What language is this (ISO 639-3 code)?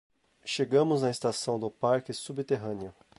por